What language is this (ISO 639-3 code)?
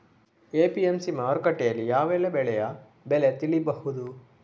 kan